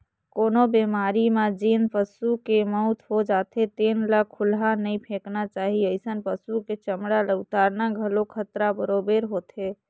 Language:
Chhattisgarhi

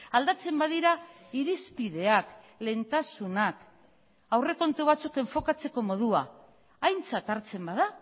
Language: Basque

